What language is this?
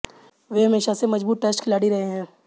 Hindi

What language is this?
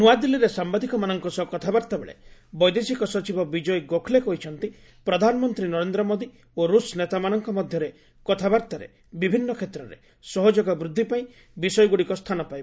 Odia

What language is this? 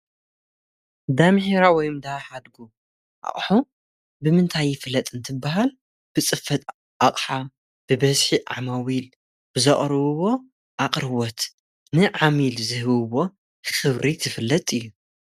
Tigrinya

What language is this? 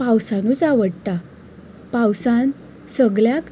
Konkani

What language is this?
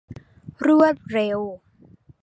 Thai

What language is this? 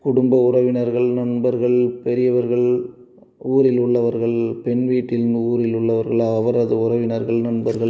Tamil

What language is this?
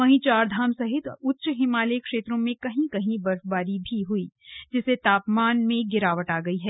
Hindi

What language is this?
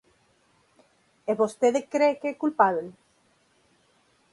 Galician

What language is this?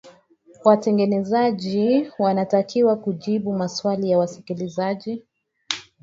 Swahili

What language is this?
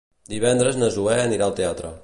Catalan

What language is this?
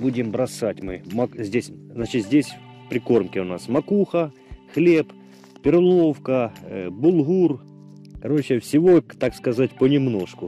Russian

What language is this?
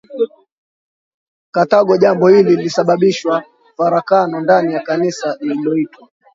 Swahili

